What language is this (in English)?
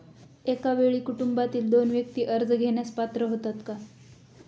Marathi